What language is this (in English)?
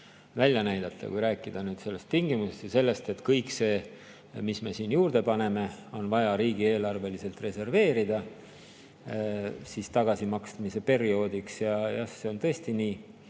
Estonian